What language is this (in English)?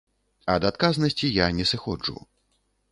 Belarusian